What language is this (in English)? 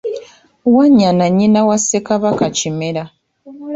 Ganda